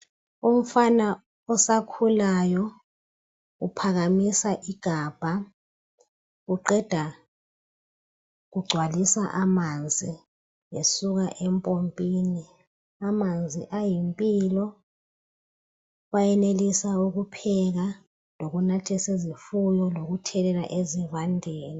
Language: North Ndebele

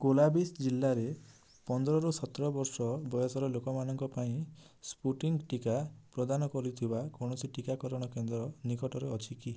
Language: Odia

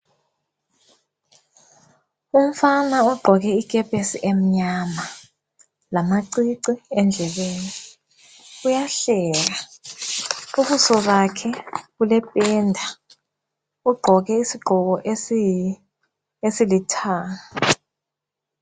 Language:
North Ndebele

